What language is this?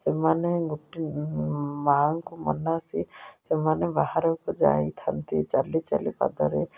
Odia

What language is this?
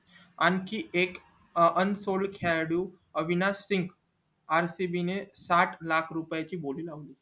Marathi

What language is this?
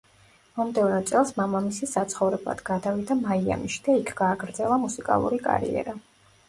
Georgian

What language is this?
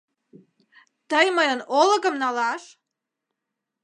Mari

